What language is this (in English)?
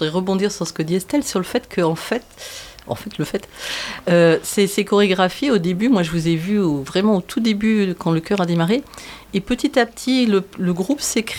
French